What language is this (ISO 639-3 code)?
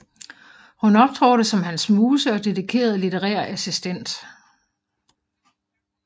dan